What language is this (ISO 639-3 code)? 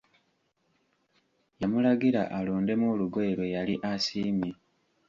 lug